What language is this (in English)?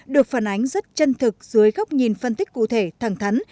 Vietnamese